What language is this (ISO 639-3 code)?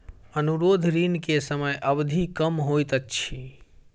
mai